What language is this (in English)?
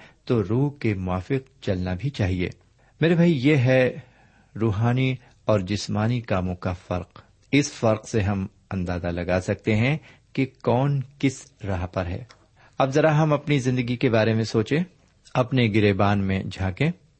Urdu